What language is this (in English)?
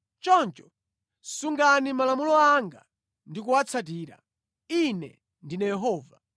Nyanja